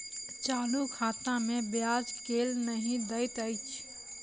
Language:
Maithili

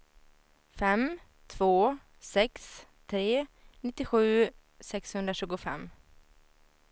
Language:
Swedish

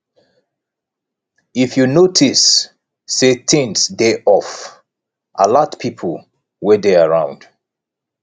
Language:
Nigerian Pidgin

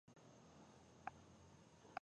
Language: Pashto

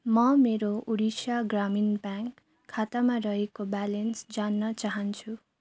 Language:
Nepali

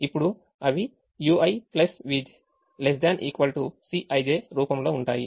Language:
Telugu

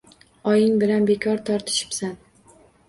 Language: Uzbek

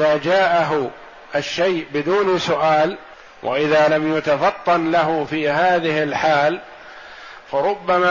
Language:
Arabic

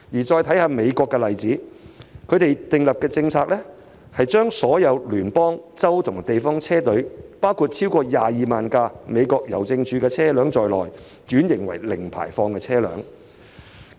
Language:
Cantonese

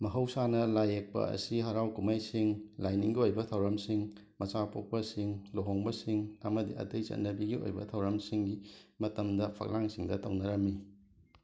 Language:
Manipuri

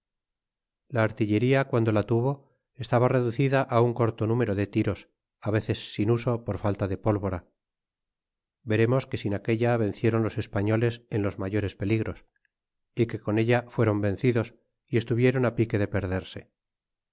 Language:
Spanish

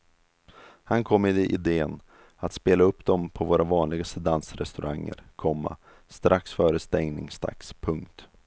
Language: Swedish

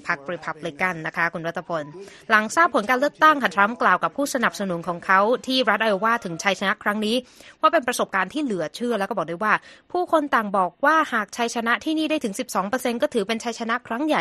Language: Thai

